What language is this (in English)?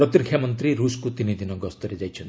Odia